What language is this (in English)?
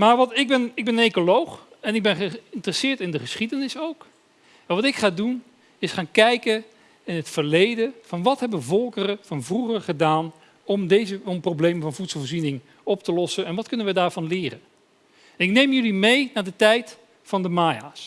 Dutch